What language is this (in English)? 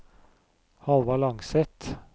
Norwegian